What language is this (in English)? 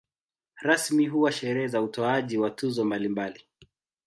Swahili